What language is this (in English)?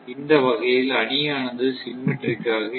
Tamil